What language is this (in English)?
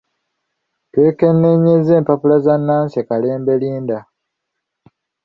Ganda